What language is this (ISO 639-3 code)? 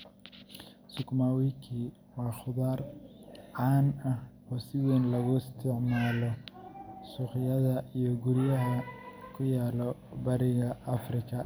som